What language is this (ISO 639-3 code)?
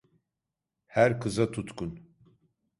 tur